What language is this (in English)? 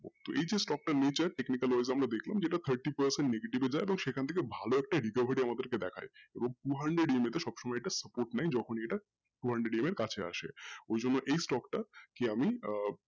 Bangla